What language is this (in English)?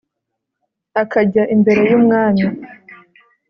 Kinyarwanda